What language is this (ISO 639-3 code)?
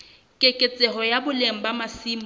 sot